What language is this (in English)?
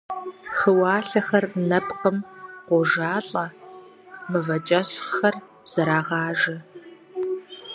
Kabardian